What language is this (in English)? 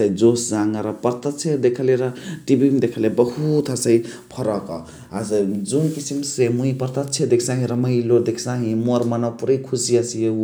Chitwania Tharu